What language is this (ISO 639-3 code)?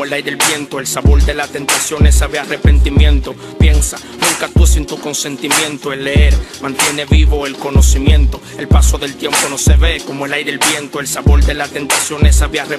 spa